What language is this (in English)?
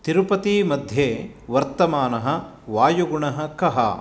Sanskrit